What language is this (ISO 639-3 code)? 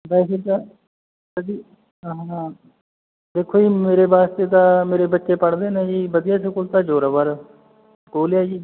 pan